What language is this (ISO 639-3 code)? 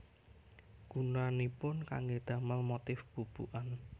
jav